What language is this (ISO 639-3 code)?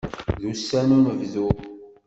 kab